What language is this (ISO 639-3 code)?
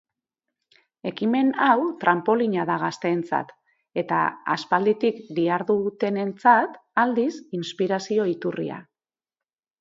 eus